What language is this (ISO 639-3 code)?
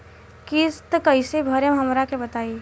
bho